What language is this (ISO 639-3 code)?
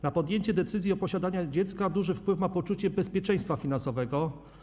pol